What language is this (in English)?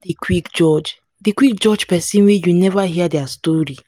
Nigerian Pidgin